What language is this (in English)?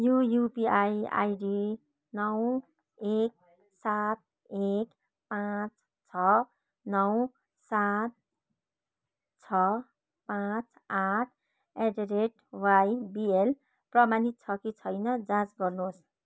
Nepali